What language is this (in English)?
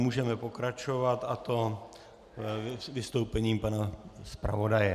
Czech